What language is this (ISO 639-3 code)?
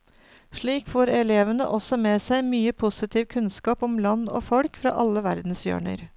nor